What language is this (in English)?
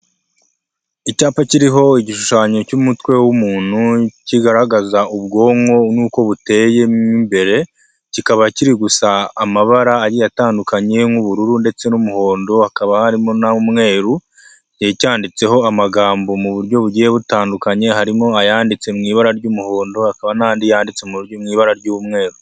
Kinyarwanda